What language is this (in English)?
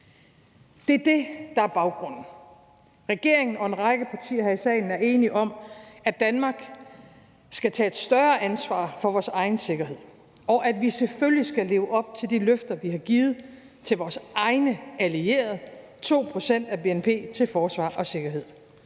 Danish